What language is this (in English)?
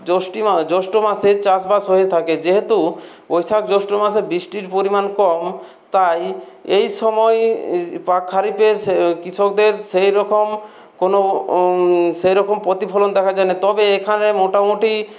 Bangla